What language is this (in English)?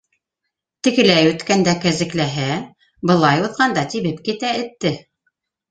Bashkir